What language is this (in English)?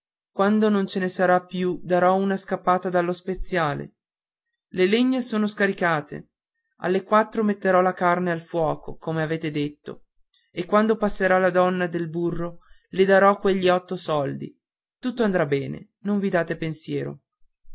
Italian